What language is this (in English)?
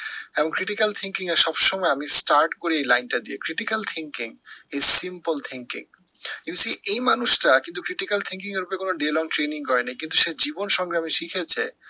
Bangla